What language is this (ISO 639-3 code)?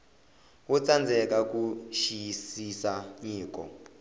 tso